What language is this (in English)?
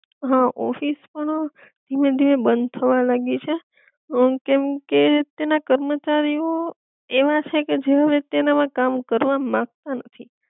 Gujarati